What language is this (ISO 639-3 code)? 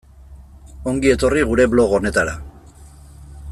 eus